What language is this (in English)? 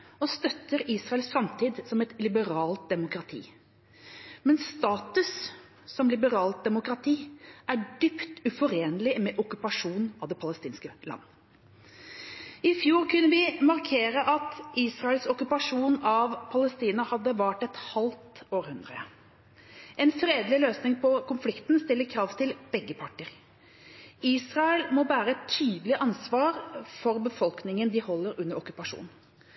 Norwegian Bokmål